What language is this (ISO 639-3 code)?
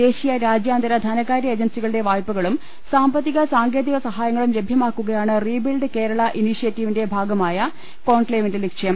mal